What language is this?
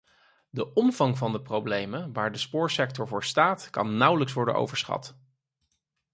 Dutch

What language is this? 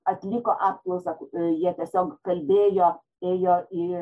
Lithuanian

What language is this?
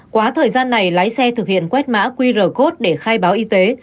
Vietnamese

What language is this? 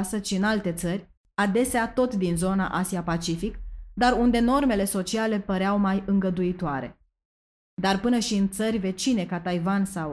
Romanian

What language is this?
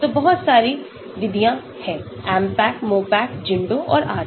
Hindi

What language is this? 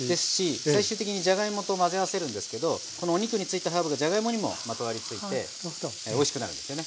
Japanese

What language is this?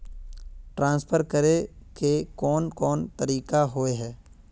Magahi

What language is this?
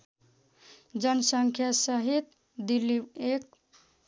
Nepali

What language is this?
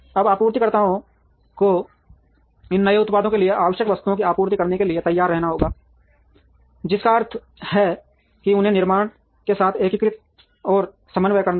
Hindi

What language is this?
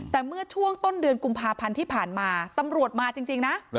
Thai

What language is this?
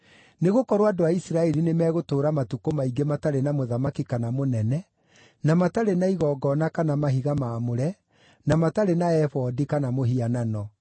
Kikuyu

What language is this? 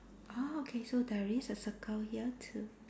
English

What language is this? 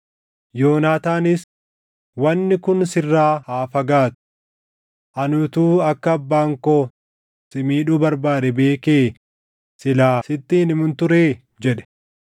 Oromo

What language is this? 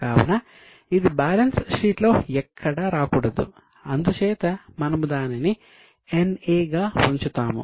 Telugu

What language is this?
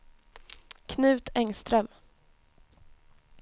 Swedish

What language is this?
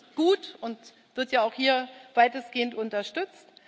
German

